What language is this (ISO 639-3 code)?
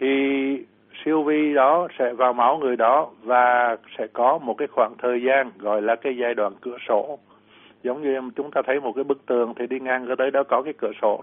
vie